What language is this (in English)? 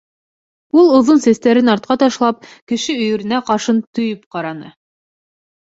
Bashkir